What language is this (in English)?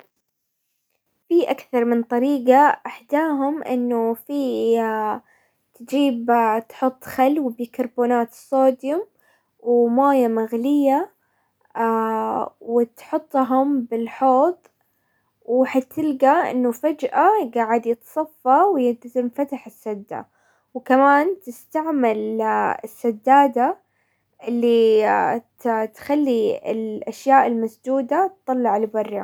Hijazi Arabic